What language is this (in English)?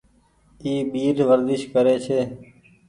Goaria